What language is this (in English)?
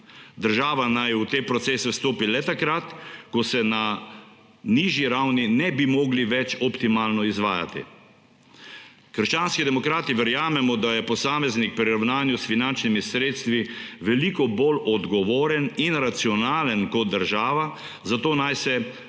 Slovenian